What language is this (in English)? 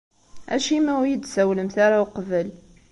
Kabyle